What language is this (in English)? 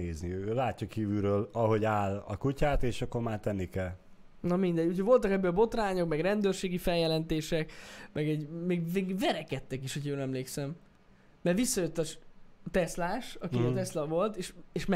Hungarian